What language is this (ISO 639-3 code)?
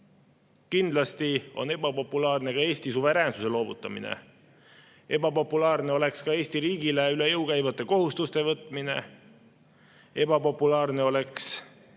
est